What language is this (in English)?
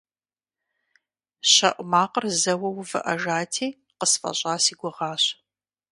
Kabardian